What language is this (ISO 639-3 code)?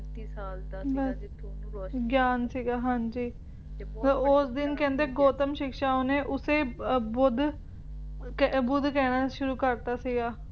pan